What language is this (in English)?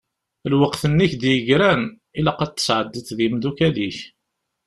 Kabyle